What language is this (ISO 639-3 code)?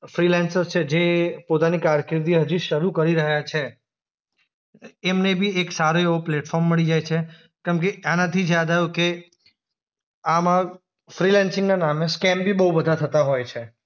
guj